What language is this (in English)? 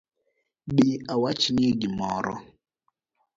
Luo (Kenya and Tanzania)